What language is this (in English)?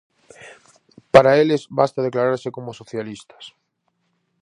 Galician